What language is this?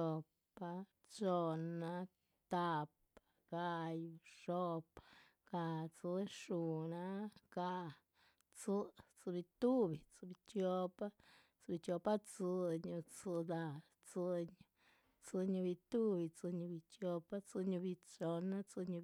Chichicapan Zapotec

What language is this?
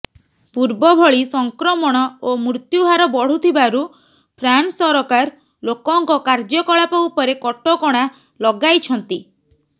Odia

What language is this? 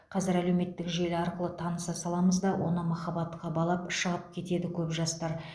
Kazakh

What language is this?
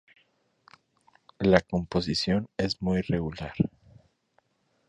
Spanish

